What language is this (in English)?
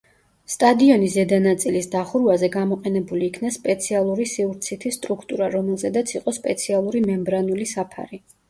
Georgian